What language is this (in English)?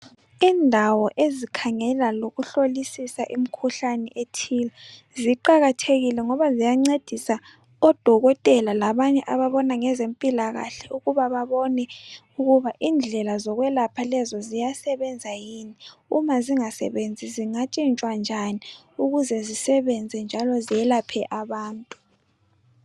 North Ndebele